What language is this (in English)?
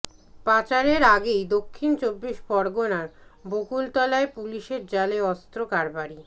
Bangla